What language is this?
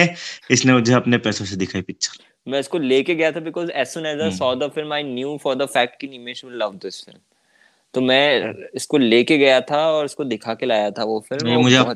Hindi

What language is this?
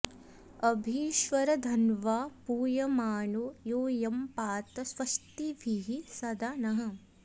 Sanskrit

